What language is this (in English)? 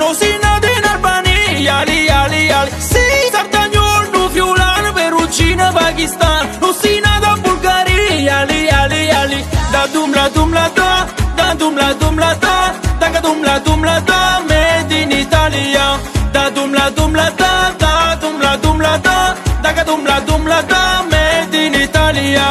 Romanian